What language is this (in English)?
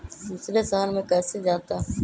Magahi